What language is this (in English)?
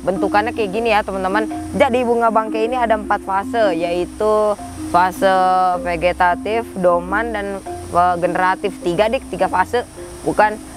Indonesian